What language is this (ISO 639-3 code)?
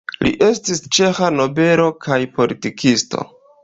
epo